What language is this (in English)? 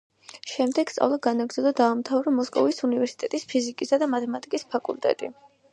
Georgian